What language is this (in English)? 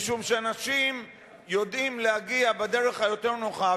Hebrew